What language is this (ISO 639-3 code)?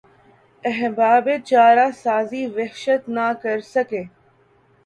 urd